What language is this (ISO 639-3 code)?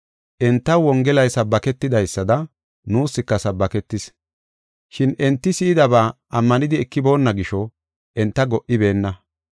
gof